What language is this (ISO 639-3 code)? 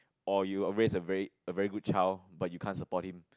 eng